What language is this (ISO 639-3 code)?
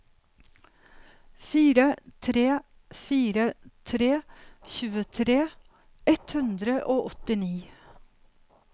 nor